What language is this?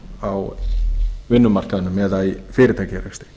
Icelandic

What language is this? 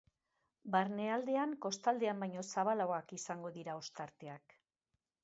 Basque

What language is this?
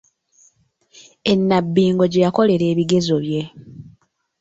Ganda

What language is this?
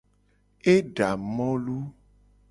Gen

